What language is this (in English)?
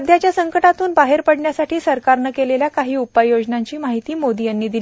Marathi